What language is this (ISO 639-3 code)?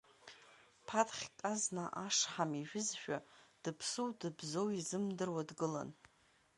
abk